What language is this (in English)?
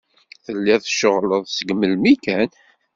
Kabyle